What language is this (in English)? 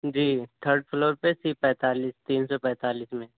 Urdu